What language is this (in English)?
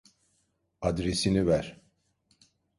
Turkish